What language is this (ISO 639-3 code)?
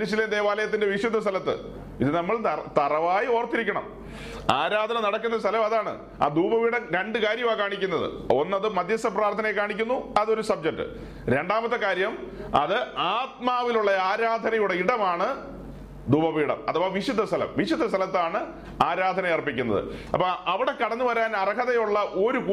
mal